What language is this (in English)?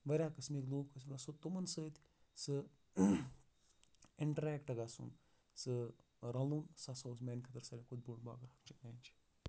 Kashmiri